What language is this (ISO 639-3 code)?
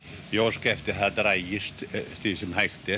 isl